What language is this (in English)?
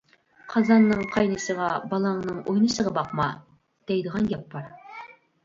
Uyghur